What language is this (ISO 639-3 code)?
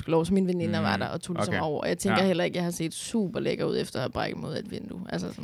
dan